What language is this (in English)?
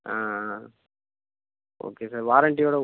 Tamil